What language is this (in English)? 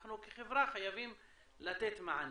Hebrew